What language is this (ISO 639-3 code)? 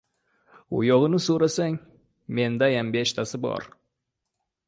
uzb